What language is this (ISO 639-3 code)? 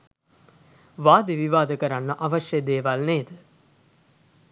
sin